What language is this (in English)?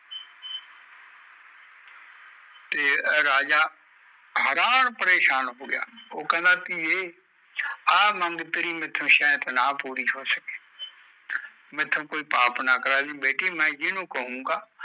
Punjabi